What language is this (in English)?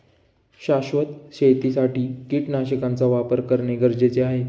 Marathi